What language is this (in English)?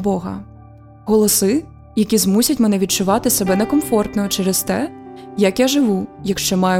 Ukrainian